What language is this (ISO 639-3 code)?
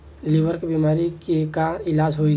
bho